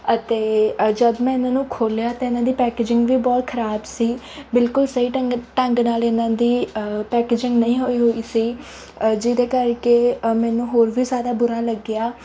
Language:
Punjabi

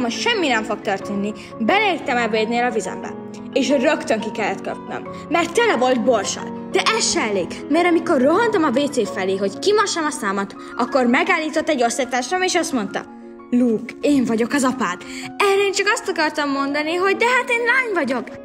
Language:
Hungarian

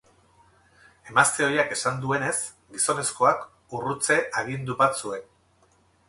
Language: Basque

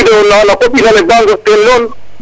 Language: Serer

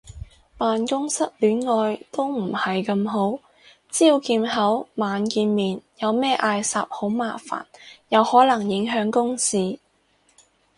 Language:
Cantonese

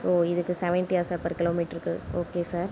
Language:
Tamil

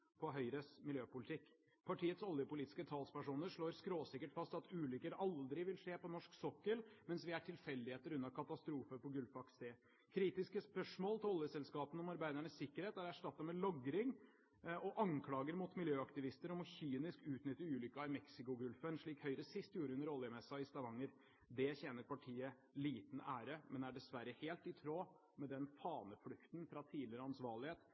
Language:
Norwegian Bokmål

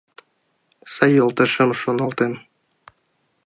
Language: Mari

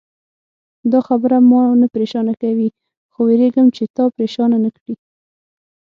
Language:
Pashto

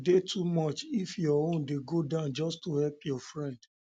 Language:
Nigerian Pidgin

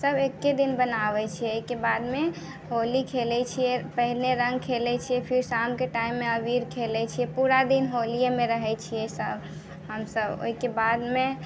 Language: Maithili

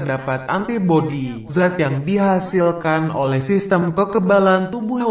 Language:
Indonesian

